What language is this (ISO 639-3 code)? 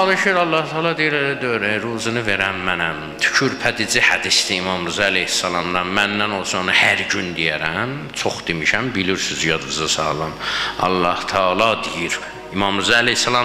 tur